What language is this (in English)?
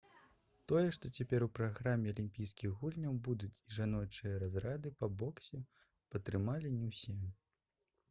Belarusian